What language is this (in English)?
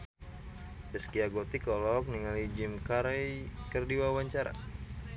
Sundanese